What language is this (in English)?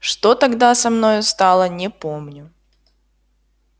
Russian